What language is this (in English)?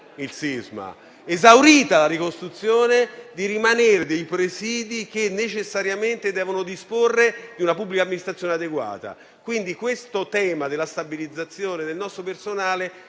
Italian